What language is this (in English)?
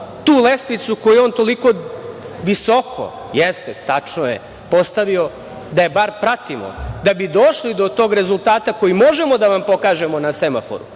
Serbian